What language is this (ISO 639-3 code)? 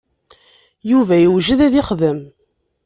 kab